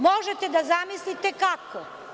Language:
Serbian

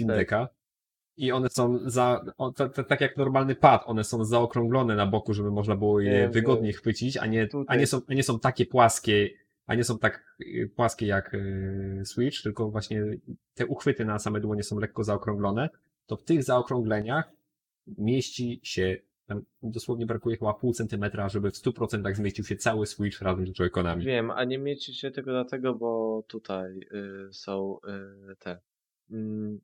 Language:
Polish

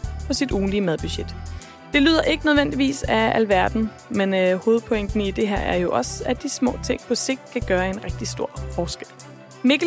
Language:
Danish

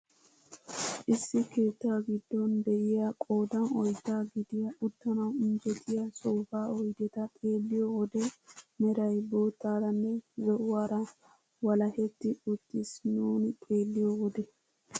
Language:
Wolaytta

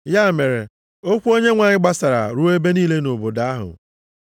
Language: Igbo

